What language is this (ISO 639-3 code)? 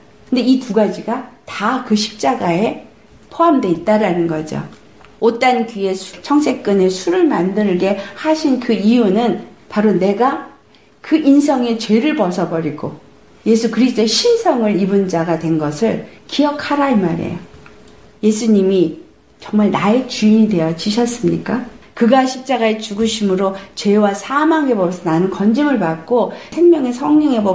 kor